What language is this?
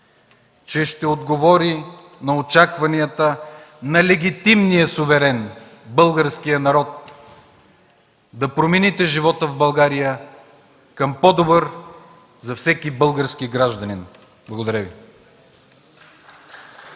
Bulgarian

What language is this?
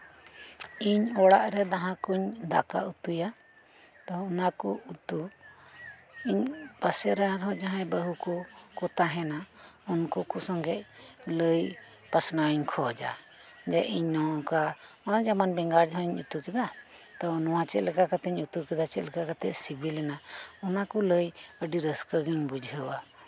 Santali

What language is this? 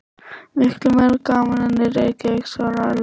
Icelandic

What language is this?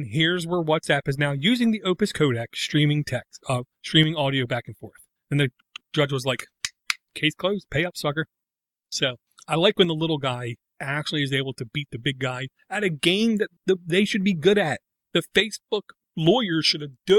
English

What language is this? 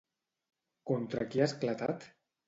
Catalan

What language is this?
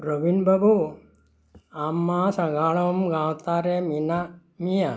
Santali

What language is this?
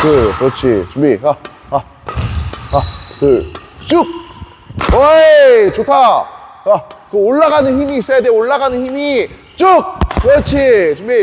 Korean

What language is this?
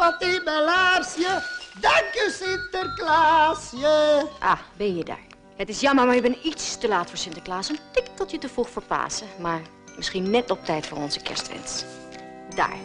Dutch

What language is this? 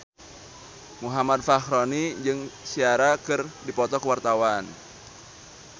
Sundanese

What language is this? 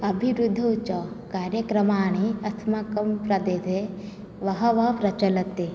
Sanskrit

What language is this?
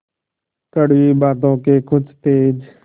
Hindi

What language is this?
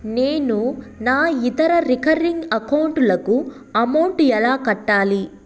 Telugu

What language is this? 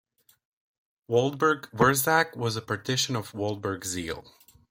English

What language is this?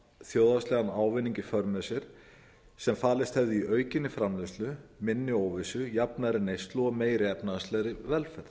Icelandic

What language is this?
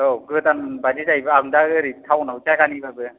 Bodo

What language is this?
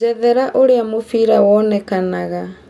Kikuyu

